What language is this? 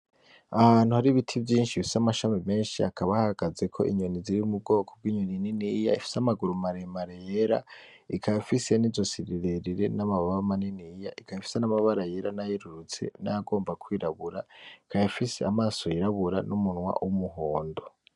Rundi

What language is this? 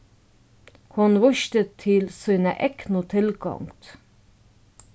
Faroese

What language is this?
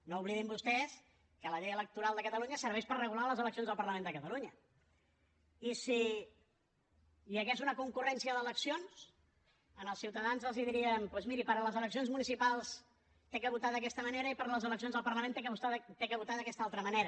Catalan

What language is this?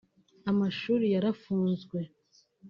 Kinyarwanda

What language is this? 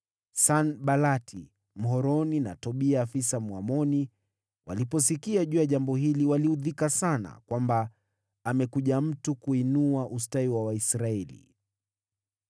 Swahili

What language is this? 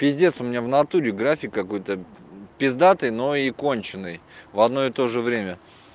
Russian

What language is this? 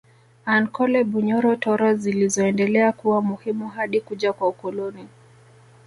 Swahili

